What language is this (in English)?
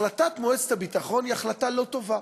Hebrew